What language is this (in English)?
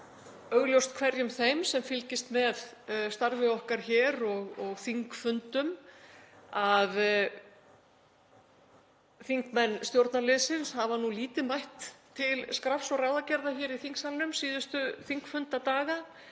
Icelandic